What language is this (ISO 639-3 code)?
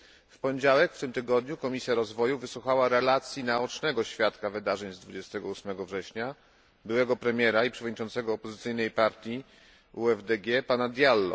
pol